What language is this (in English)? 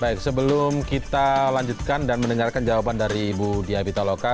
Indonesian